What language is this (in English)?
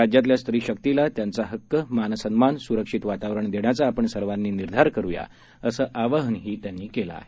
Marathi